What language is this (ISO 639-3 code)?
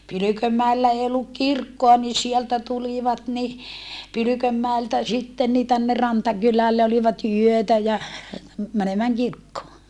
fin